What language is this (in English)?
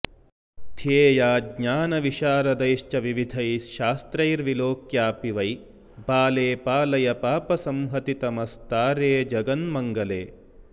Sanskrit